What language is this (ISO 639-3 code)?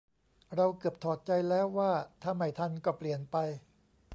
tha